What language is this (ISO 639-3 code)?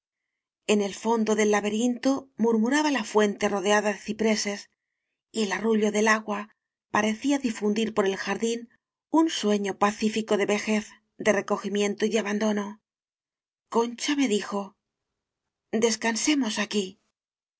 spa